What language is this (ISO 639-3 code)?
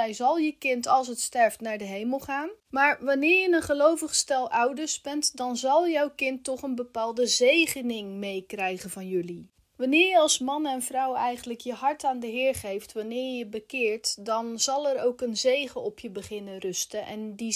nld